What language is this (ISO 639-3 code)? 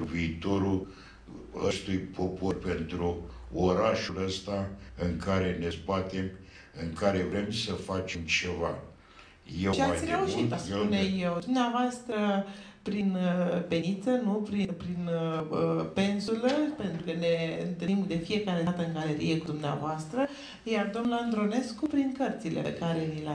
ron